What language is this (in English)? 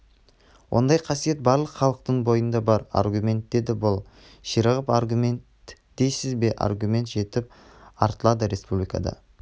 Kazakh